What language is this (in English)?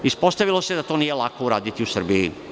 Serbian